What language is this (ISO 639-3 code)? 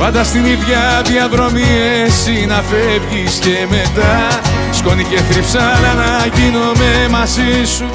ell